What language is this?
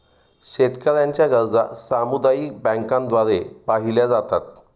Marathi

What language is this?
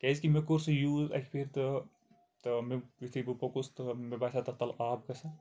Kashmiri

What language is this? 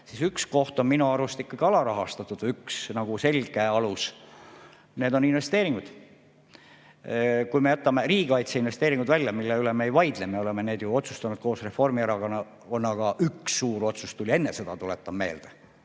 Estonian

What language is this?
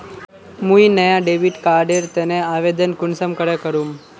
Magahi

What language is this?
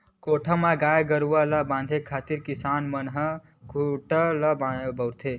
Chhattisgarhi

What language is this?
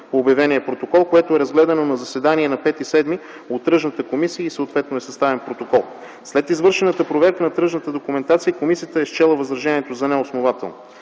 Bulgarian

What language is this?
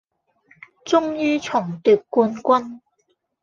Cantonese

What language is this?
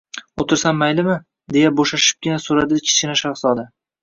Uzbek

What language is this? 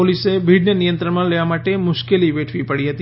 Gujarati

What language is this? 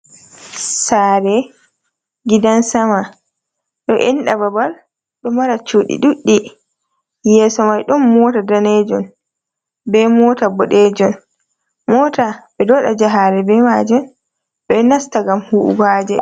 Fula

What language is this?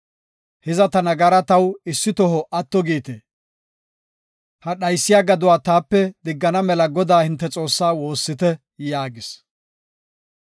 Gofa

